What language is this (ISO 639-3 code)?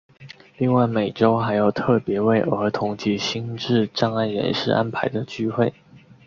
zho